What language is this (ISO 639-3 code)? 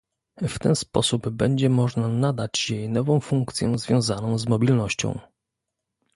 pol